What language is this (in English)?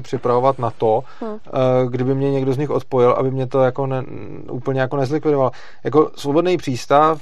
Czech